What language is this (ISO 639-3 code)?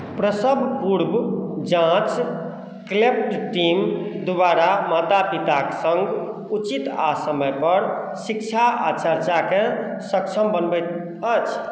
mai